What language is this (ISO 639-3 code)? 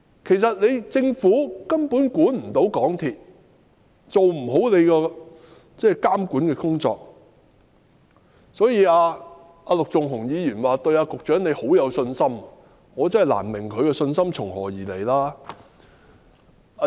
yue